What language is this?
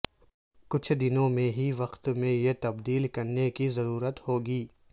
Urdu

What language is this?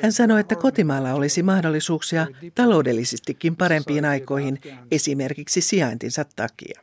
Finnish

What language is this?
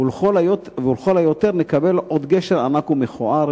Hebrew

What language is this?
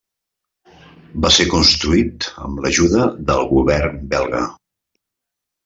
Catalan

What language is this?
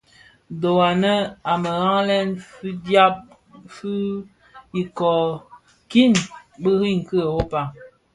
Bafia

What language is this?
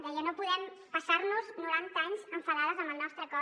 Catalan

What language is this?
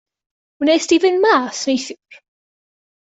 Welsh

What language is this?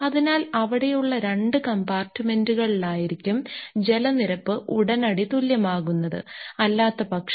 Malayalam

